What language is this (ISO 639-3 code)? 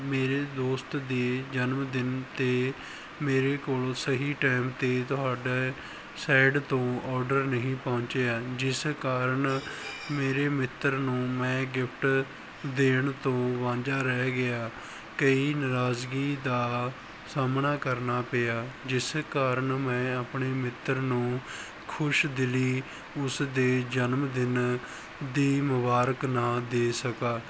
pan